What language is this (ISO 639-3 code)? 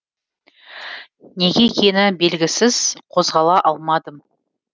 kaz